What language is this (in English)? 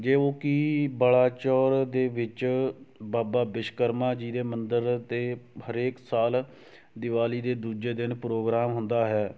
Punjabi